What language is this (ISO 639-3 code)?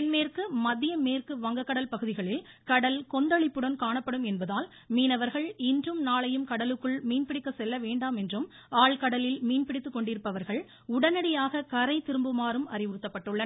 tam